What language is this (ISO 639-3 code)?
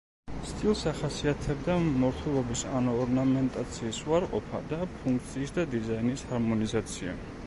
kat